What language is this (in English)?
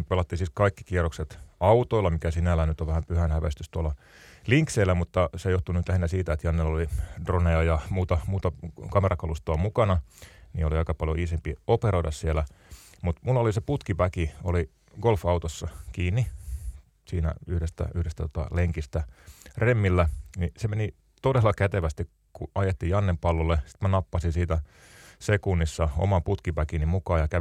Finnish